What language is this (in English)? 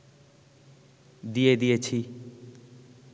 Bangla